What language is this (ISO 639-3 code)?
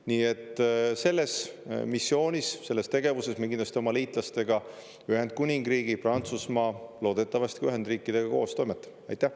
est